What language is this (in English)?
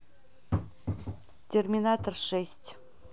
Russian